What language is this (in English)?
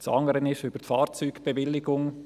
Swiss German